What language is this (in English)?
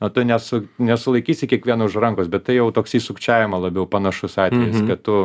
Lithuanian